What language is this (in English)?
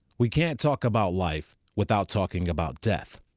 English